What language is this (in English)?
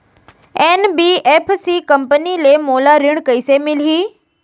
Chhattisgarhi